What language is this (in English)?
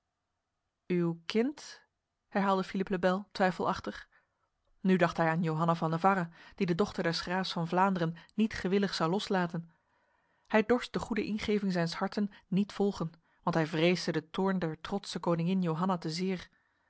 Dutch